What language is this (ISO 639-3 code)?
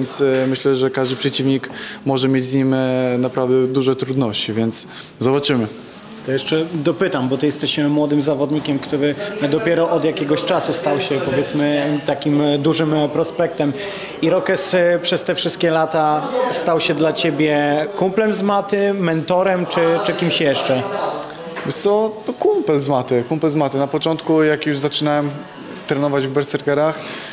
pol